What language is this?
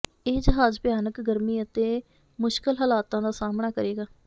Punjabi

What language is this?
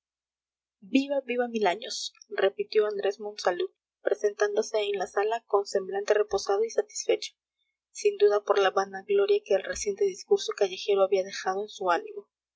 Spanish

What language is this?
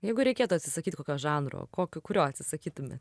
Lithuanian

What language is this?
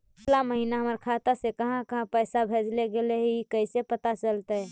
Magahi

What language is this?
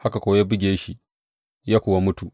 Hausa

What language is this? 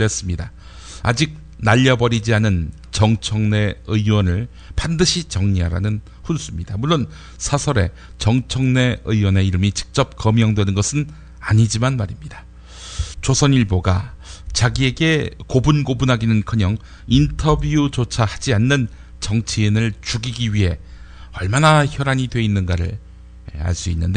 Korean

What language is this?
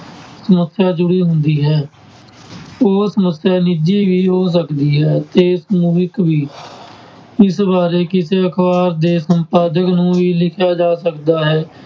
Punjabi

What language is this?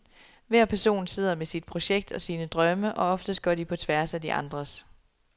Danish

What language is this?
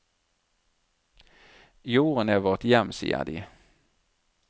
Norwegian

